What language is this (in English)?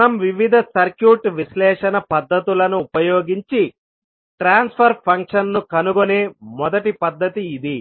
Telugu